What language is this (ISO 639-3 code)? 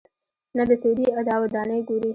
pus